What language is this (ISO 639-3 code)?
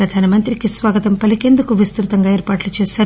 tel